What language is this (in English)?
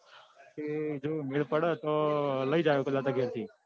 Gujarati